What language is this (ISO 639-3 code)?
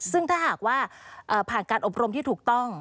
tha